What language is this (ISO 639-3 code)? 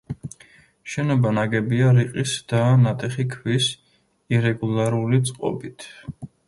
kat